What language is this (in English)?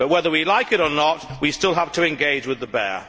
English